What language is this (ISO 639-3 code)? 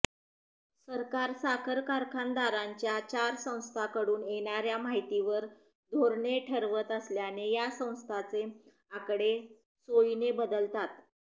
mar